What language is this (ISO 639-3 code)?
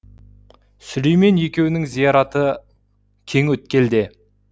kaz